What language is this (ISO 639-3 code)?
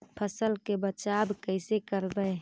mag